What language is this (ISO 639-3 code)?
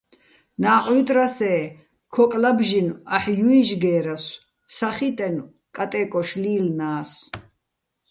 bbl